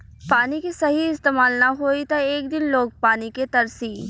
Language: Bhojpuri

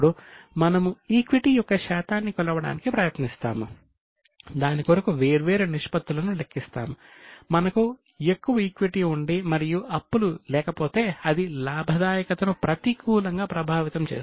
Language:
Telugu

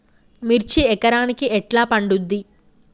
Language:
Telugu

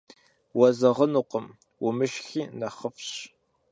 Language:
Kabardian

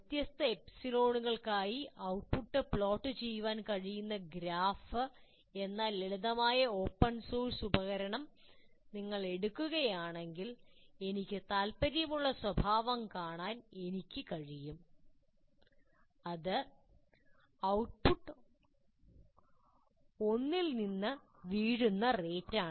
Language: Malayalam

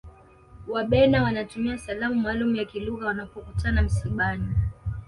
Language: Swahili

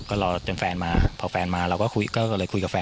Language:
Thai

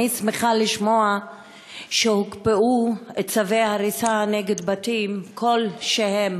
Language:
Hebrew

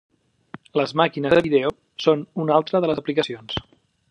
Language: Catalan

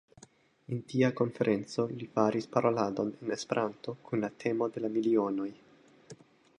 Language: Esperanto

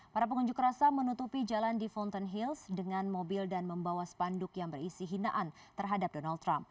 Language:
Indonesian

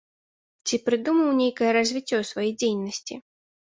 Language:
Belarusian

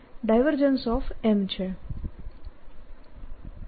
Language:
Gujarati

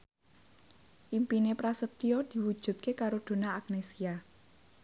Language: Javanese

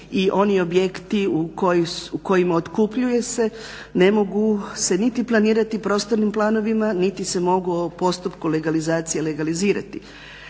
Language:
Croatian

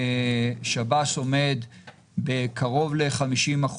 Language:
Hebrew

